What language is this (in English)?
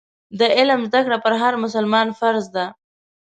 Pashto